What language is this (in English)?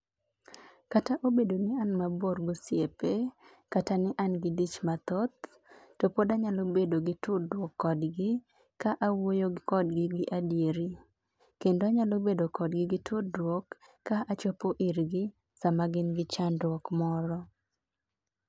Luo (Kenya and Tanzania)